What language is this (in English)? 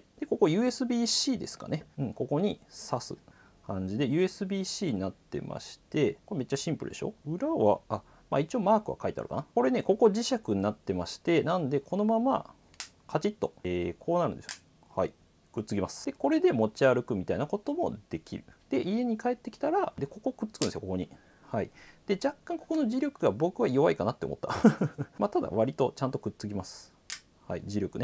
Japanese